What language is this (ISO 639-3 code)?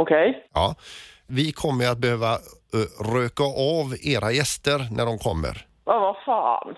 swe